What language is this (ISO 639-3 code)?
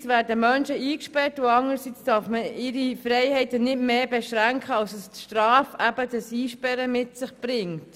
gsw